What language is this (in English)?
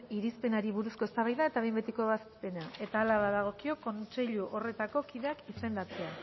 Basque